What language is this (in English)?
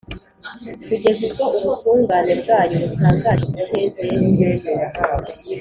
Kinyarwanda